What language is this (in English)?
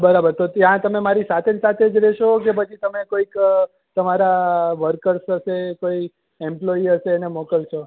Gujarati